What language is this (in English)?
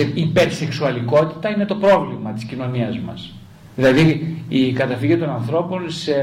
Greek